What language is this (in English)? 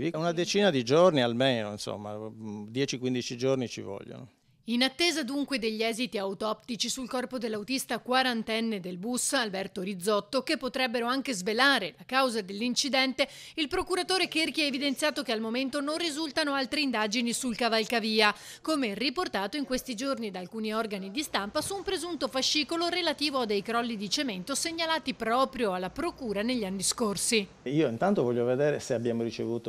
Italian